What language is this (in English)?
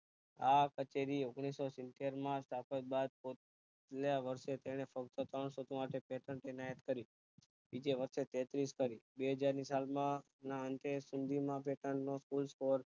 Gujarati